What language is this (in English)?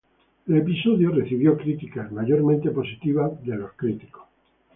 Spanish